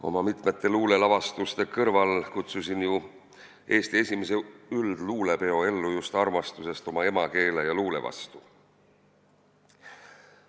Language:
Estonian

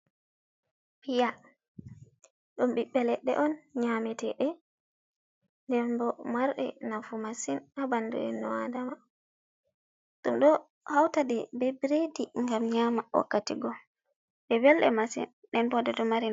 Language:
Fula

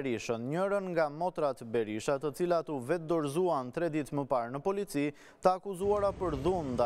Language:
Romanian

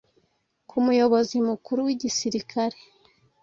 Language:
Kinyarwanda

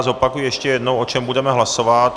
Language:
Czech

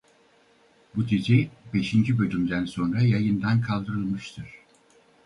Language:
Turkish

